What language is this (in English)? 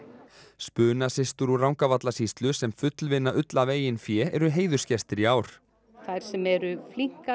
Icelandic